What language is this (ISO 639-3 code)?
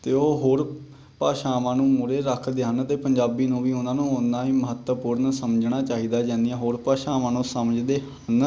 pan